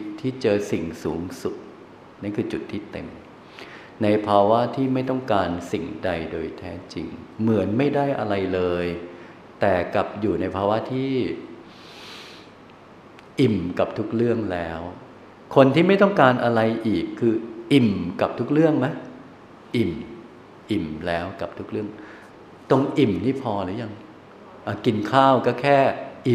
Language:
Thai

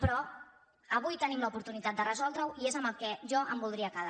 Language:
Catalan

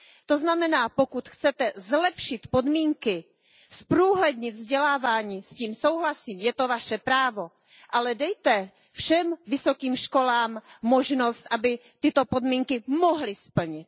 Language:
Czech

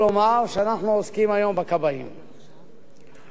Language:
Hebrew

